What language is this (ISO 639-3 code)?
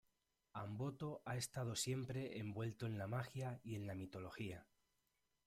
spa